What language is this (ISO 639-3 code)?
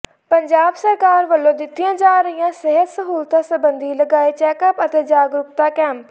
pan